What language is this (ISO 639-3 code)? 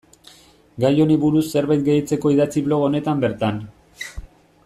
eus